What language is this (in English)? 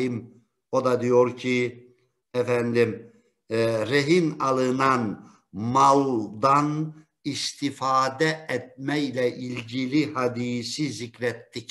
Turkish